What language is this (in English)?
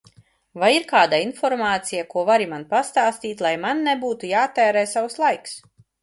Latvian